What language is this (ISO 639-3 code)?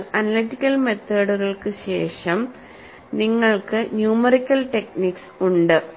mal